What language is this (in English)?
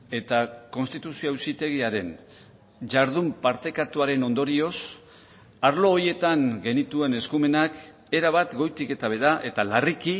Basque